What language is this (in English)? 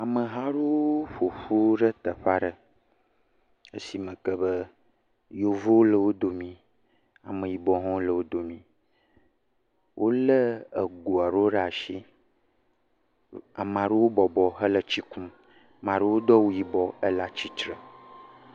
Ewe